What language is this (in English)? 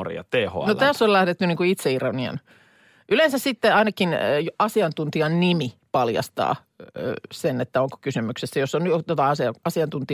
Finnish